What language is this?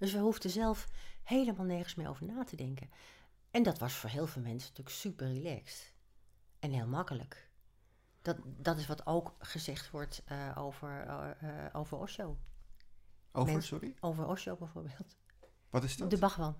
Dutch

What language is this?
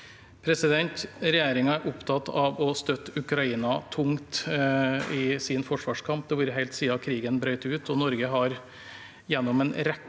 Norwegian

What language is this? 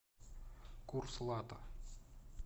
Russian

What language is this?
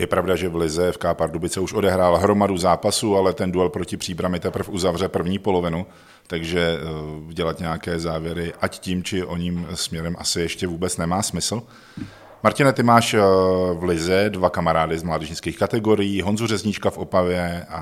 Czech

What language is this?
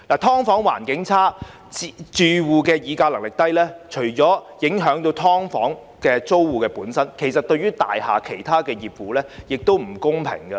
Cantonese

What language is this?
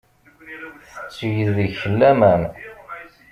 Kabyle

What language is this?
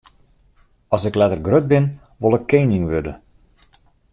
Western Frisian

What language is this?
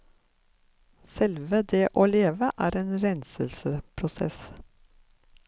Norwegian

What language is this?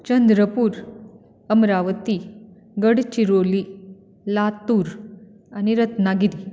Konkani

